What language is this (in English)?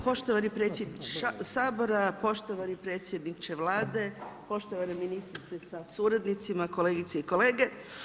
Croatian